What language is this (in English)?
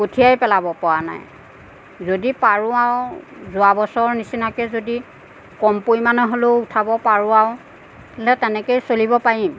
Assamese